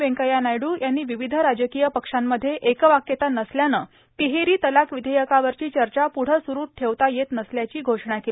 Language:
Marathi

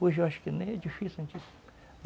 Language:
Portuguese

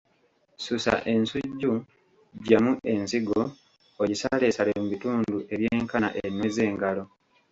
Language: Ganda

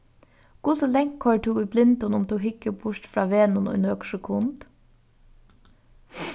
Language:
Faroese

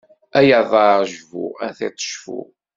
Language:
Kabyle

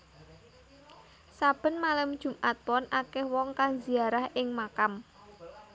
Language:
Javanese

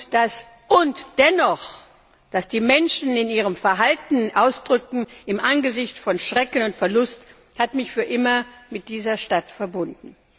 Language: German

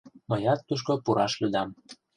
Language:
Mari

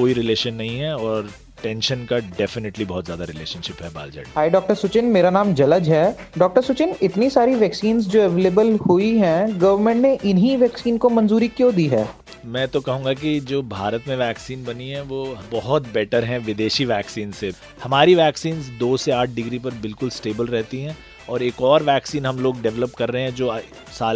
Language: Hindi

